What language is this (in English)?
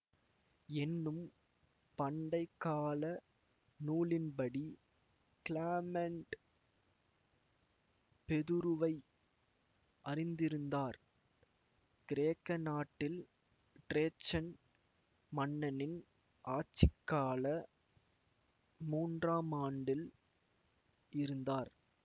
Tamil